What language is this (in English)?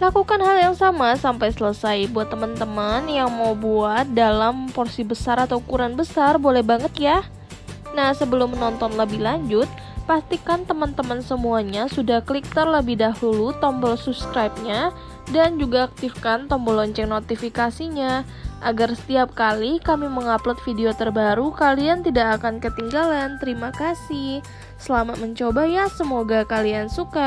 Indonesian